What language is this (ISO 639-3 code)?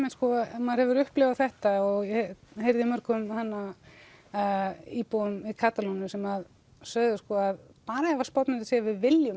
isl